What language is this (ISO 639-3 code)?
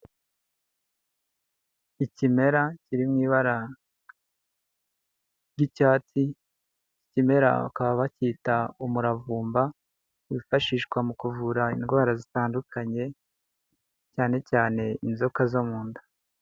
kin